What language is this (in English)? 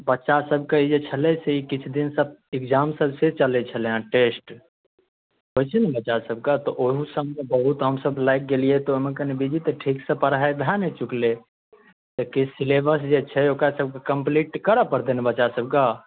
Maithili